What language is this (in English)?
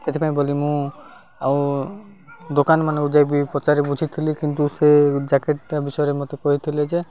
Odia